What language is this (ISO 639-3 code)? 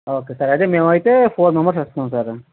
tel